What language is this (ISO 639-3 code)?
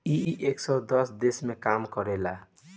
bho